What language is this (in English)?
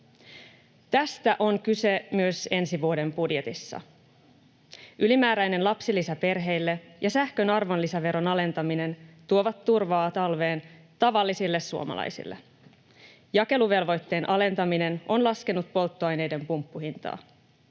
Finnish